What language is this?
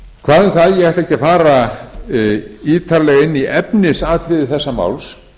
Icelandic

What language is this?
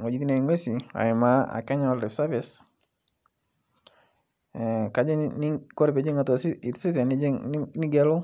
Masai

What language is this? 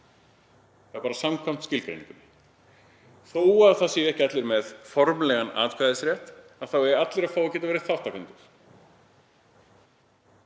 Icelandic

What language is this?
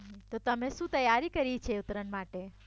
Gujarati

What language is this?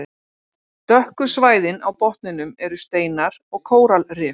Icelandic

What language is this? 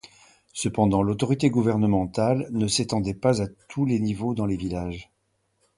French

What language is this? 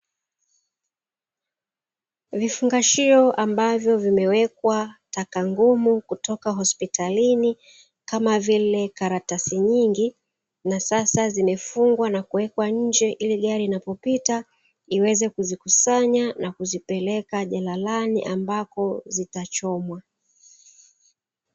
Swahili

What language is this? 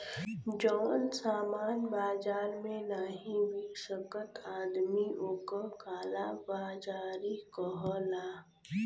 Bhojpuri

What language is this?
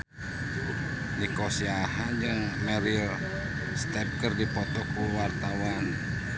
Sundanese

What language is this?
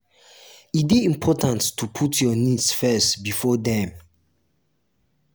Nigerian Pidgin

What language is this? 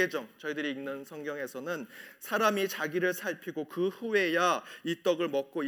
Korean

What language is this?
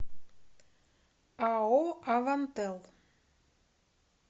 Russian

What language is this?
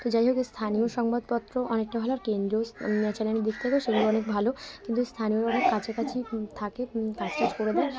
Bangla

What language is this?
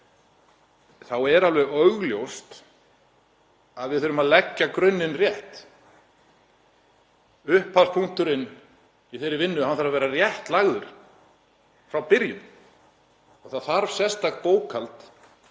Icelandic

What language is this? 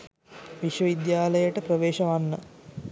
Sinhala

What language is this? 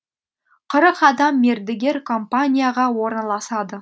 Kazakh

